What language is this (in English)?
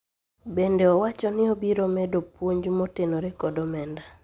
Luo (Kenya and Tanzania)